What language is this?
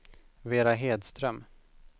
Swedish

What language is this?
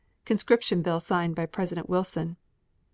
English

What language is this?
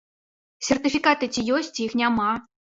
Belarusian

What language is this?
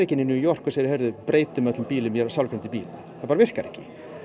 Icelandic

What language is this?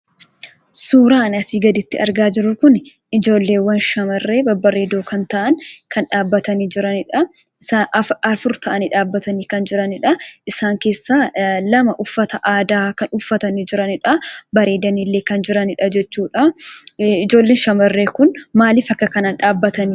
Oromo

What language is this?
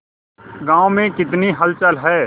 Hindi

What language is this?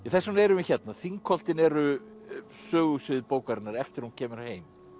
Icelandic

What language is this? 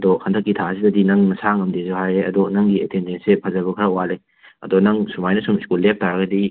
Manipuri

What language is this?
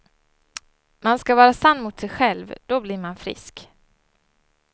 Swedish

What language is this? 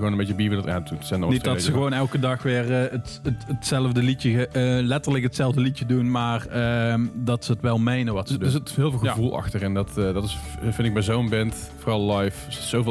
Dutch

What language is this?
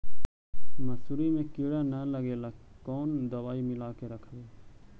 Magahi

